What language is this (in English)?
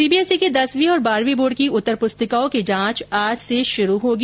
Hindi